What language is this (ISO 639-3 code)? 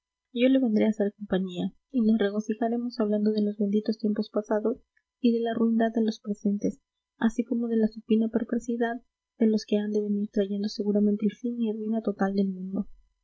spa